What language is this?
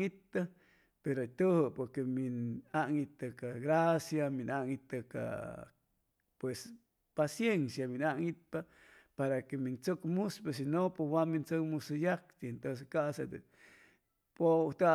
Chimalapa Zoque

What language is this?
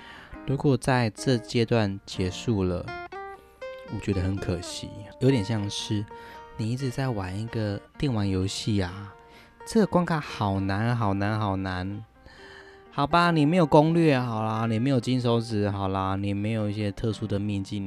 Chinese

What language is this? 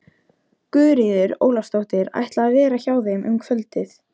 Icelandic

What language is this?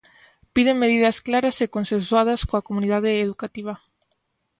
Galician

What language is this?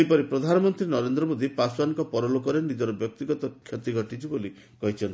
Odia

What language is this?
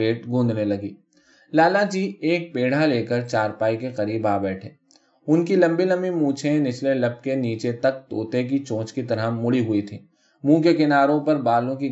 Urdu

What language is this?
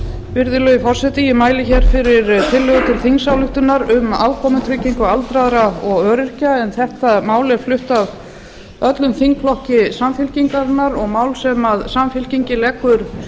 Icelandic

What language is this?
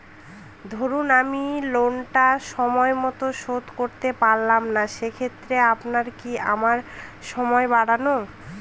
Bangla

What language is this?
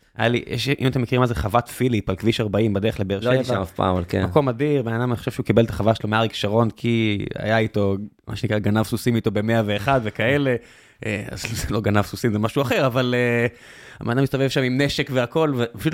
Hebrew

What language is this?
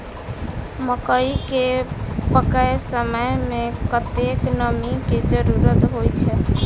Maithili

